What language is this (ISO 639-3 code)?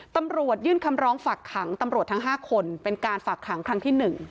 tha